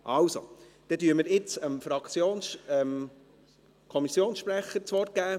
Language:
Swiss German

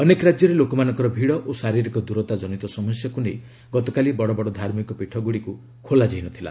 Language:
Odia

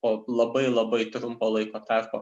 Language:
Lithuanian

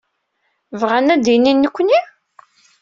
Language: Kabyle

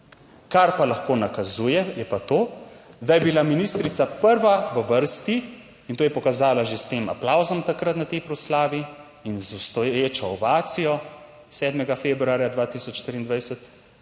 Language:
Slovenian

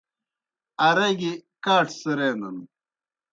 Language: Kohistani Shina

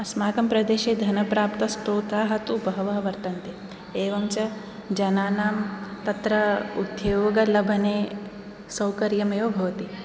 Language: Sanskrit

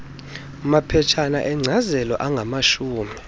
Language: Xhosa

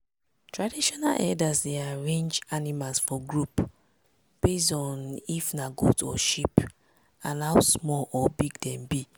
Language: Nigerian Pidgin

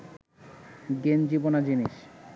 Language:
Bangla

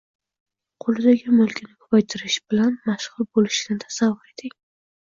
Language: Uzbek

